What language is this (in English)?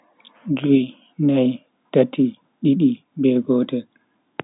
Bagirmi Fulfulde